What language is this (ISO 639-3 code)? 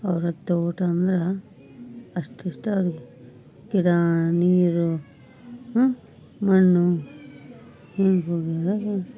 kan